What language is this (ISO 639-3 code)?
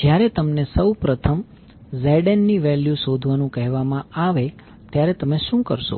guj